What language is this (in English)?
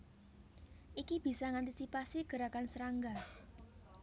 Javanese